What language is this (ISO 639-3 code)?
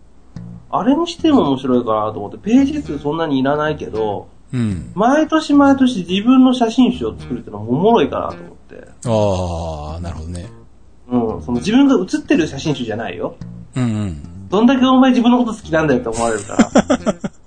jpn